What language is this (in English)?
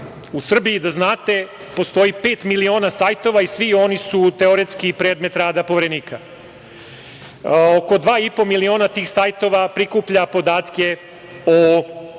Serbian